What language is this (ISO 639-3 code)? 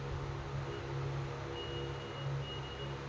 kan